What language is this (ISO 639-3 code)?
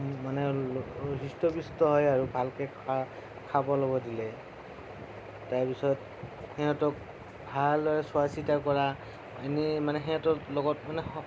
asm